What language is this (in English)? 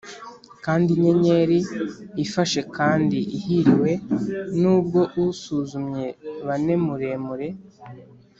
Kinyarwanda